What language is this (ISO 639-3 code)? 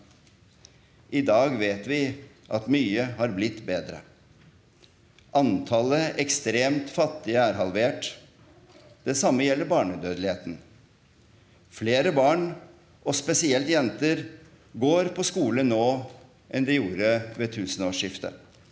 nor